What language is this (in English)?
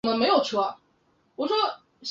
Chinese